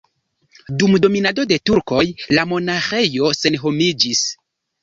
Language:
Esperanto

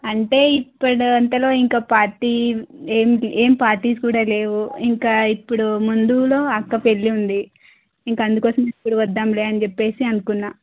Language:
Telugu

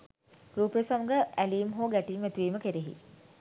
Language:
Sinhala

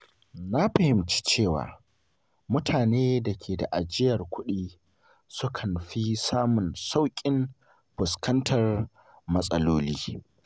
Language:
Hausa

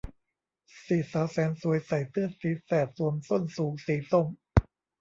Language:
Thai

